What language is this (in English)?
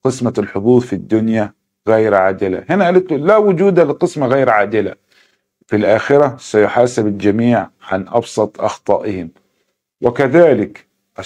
Arabic